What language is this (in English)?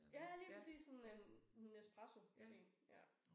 Danish